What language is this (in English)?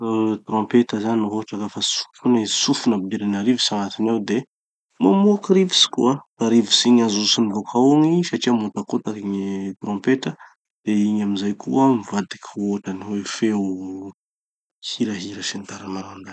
Tanosy Malagasy